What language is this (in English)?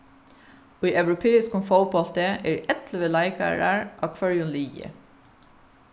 Faroese